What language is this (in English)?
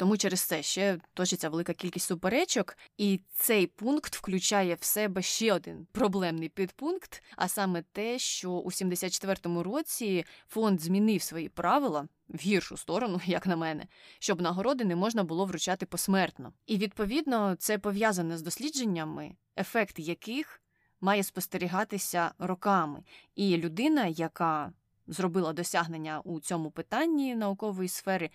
Ukrainian